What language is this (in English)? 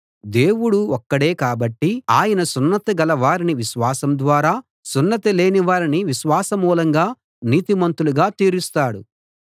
Telugu